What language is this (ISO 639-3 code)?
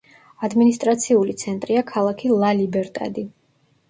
kat